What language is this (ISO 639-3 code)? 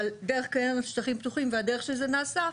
heb